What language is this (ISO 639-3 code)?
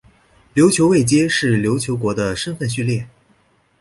zho